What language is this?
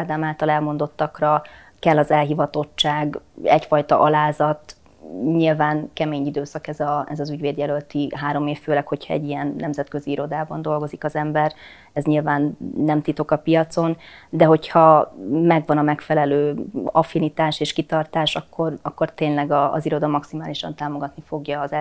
Hungarian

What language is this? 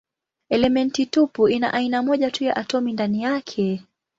Swahili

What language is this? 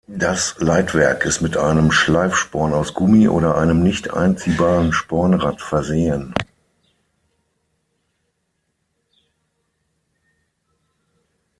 German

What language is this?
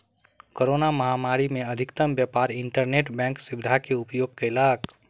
Maithili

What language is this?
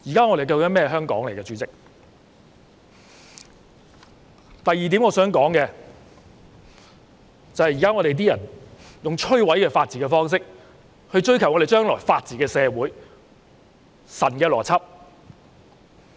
Cantonese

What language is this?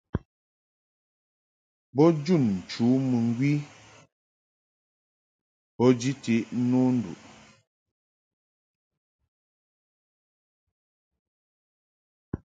Mungaka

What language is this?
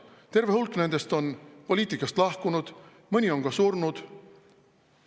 Estonian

